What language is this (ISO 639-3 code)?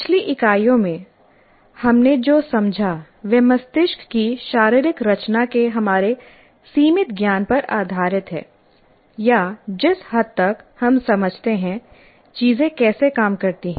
hin